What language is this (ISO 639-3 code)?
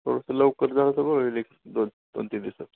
mar